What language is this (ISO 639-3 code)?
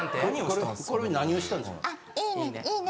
jpn